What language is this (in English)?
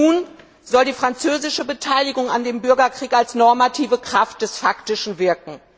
German